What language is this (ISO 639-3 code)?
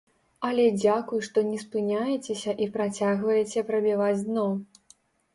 bel